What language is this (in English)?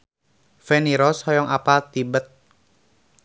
Sundanese